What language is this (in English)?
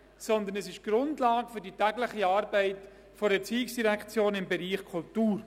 Swiss German